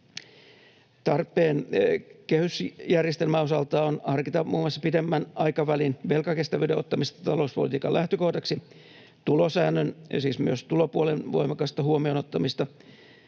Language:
Finnish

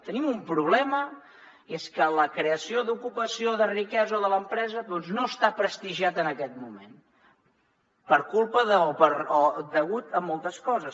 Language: Catalan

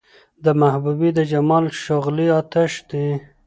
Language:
Pashto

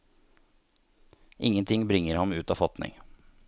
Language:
Norwegian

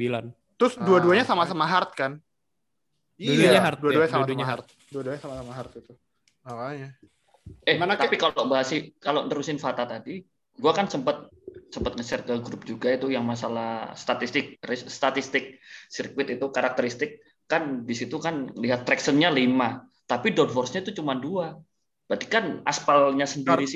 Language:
Indonesian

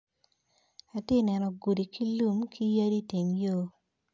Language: Acoli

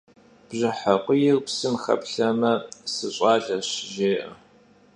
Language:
Kabardian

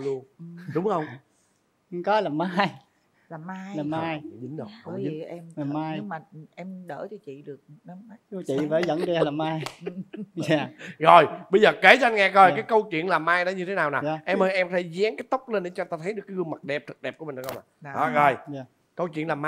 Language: Vietnamese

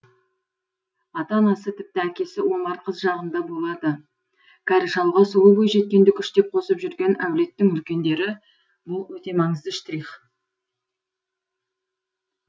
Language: Kazakh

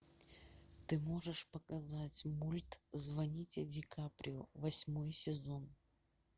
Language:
Russian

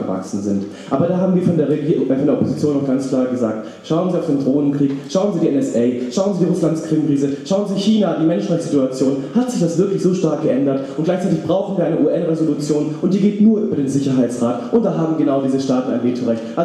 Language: German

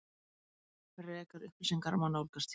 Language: Icelandic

